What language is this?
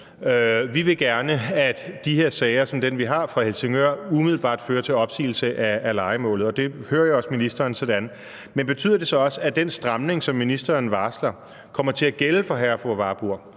Danish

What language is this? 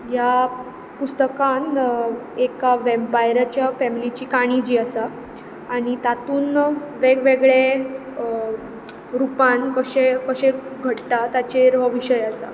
Konkani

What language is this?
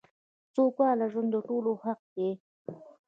Pashto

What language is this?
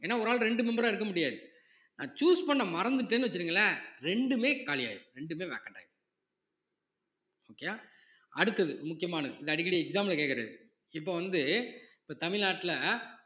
Tamil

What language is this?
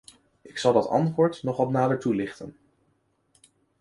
Dutch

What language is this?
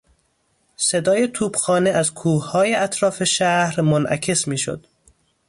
Persian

